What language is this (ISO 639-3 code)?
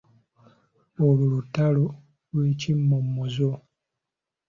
lug